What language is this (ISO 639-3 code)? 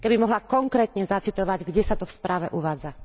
slk